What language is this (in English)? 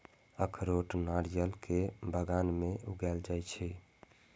Maithili